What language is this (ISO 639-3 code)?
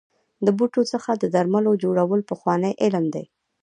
pus